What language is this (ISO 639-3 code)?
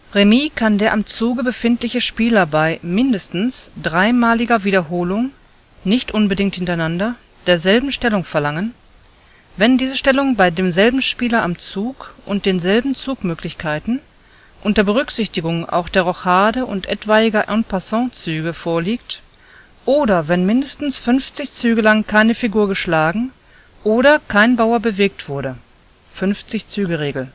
deu